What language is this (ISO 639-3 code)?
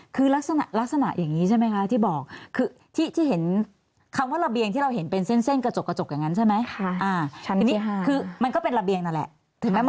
tha